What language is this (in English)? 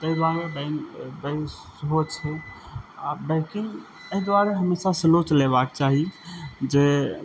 Maithili